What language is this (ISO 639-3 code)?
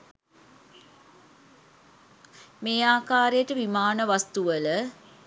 sin